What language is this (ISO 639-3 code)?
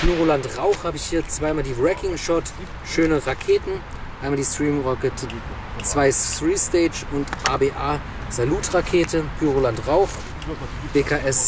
deu